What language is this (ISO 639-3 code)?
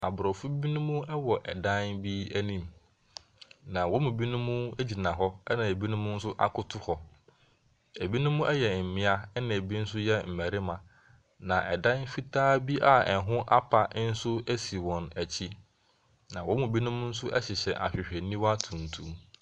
aka